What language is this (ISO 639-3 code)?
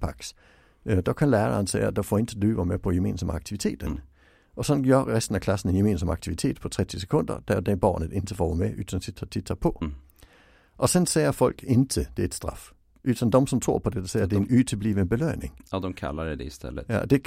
swe